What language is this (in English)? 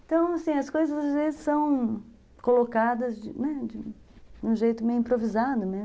Portuguese